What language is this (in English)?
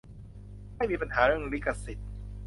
Thai